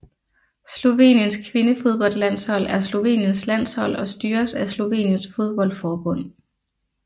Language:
Danish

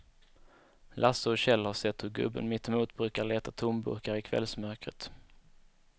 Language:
Swedish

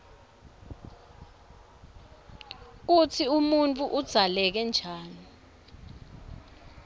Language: Swati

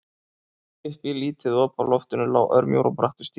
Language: Icelandic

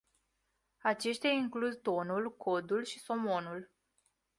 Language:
Romanian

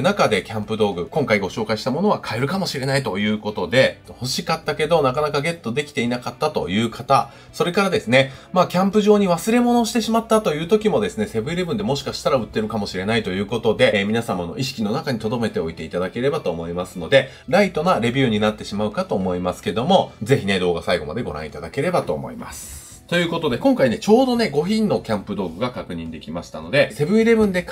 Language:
Japanese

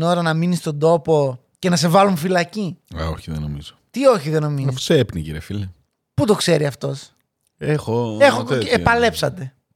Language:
Greek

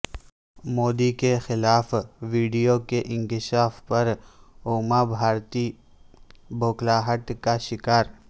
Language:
Urdu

